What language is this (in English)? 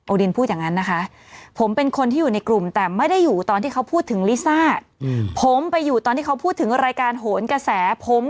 Thai